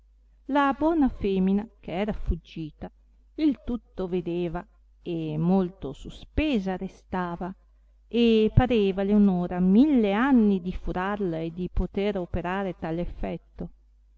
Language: Italian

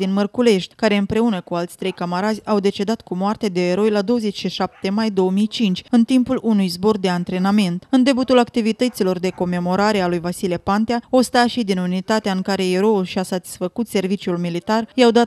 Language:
Romanian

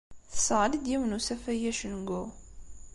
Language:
Kabyle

